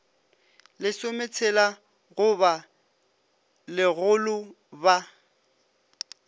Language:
Northern Sotho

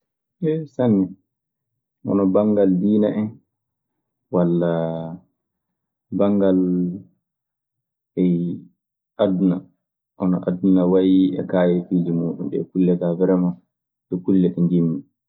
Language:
Maasina Fulfulde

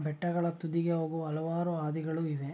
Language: Kannada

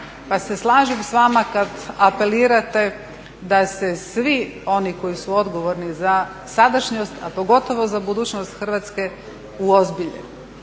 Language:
Croatian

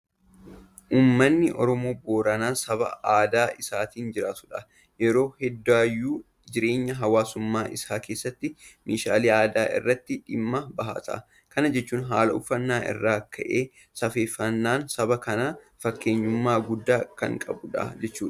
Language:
Oromo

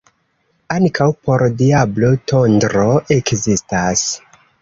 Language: Esperanto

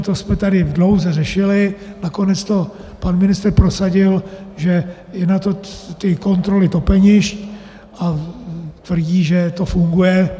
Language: Czech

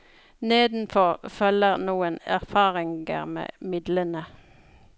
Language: Norwegian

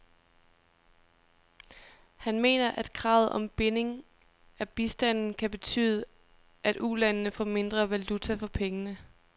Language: Danish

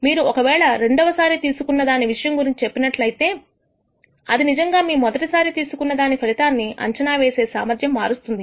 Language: Telugu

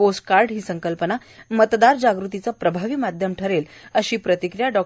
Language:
Marathi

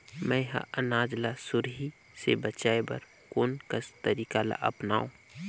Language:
Chhattisgarhi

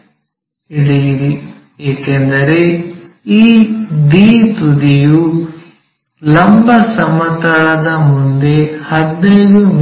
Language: Kannada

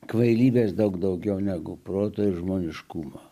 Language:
Lithuanian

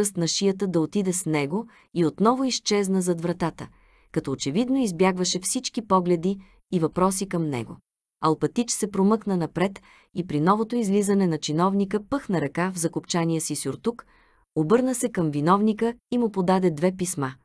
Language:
Bulgarian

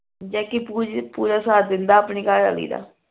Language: Punjabi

